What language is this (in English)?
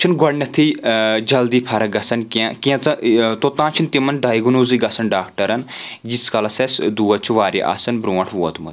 Kashmiri